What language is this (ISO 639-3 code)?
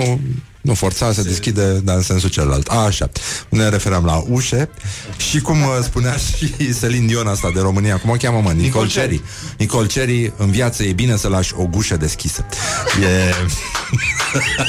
ron